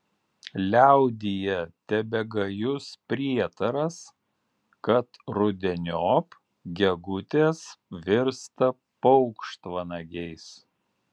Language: Lithuanian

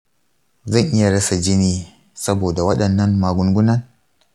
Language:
Hausa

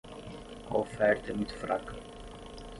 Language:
Portuguese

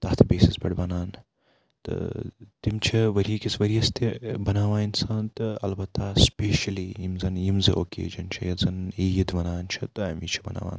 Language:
Kashmiri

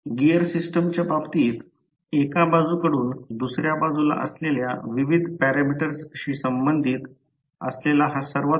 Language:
Marathi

